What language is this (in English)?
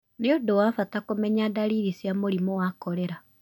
Kikuyu